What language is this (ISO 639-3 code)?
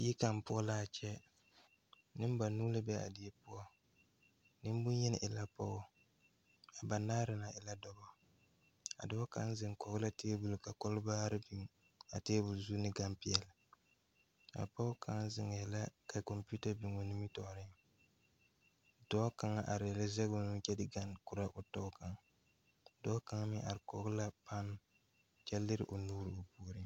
dga